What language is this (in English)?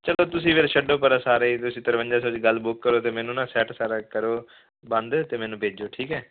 Punjabi